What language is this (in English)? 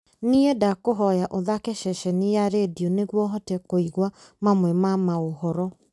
Kikuyu